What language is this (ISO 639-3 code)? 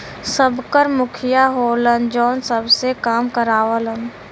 bho